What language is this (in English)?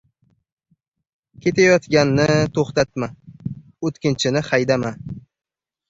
Uzbek